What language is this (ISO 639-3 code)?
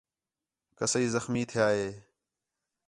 xhe